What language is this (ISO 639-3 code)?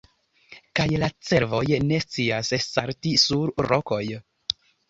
epo